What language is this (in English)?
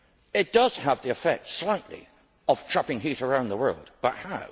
English